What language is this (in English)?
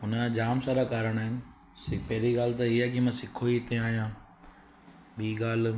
Sindhi